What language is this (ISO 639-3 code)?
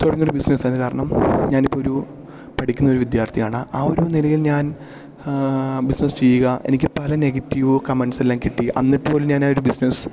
mal